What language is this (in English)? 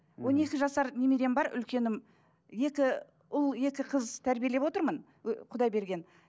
Kazakh